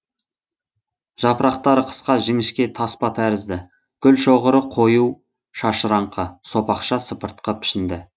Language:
Kazakh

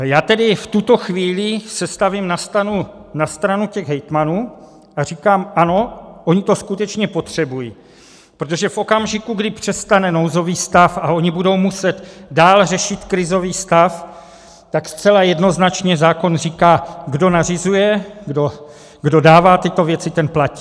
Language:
Czech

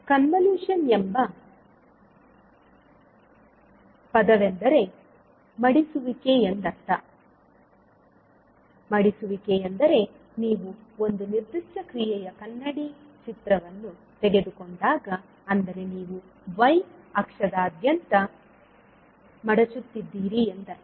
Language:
Kannada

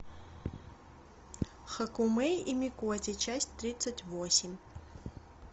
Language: Russian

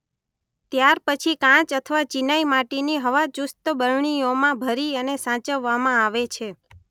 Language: Gujarati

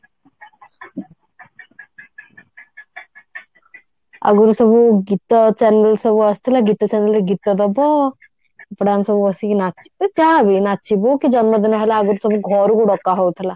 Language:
Odia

